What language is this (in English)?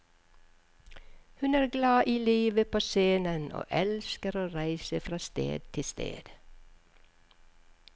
Norwegian